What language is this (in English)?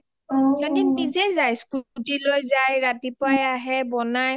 Assamese